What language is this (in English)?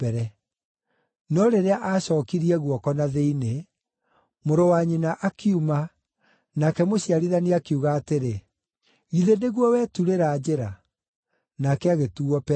Kikuyu